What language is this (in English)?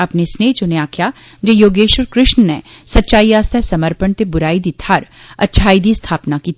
Dogri